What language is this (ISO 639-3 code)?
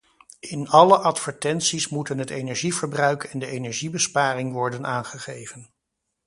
nld